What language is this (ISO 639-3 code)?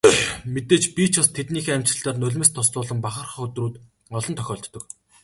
mon